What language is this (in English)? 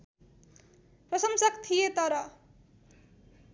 Nepali